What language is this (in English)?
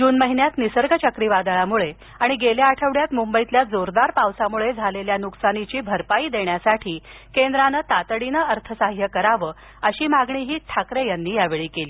Marathi